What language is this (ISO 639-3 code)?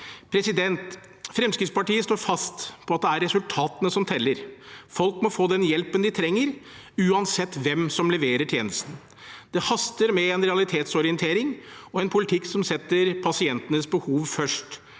nor